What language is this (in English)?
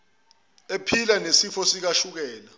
Zulu